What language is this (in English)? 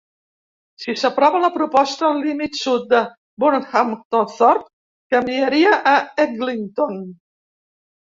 Catalan